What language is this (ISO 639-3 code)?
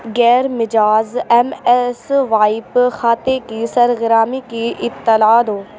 urd